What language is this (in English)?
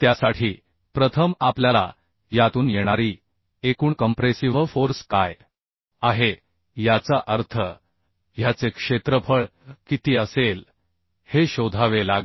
Marathi